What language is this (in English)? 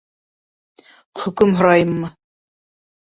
Bashkir